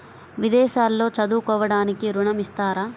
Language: Telugu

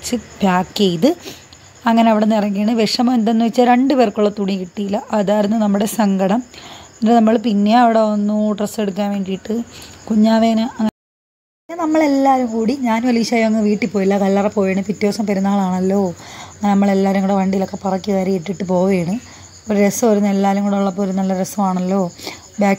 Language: Malayalam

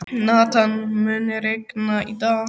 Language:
Icelandic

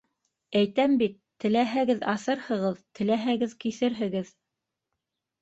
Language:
Bashkir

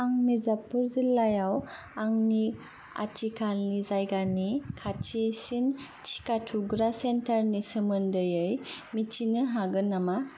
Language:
Bodo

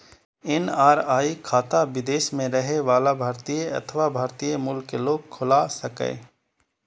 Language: Maithili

